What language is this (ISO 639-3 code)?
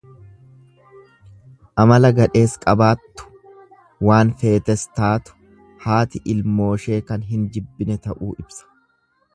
orm